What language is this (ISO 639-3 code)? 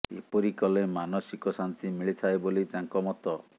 ori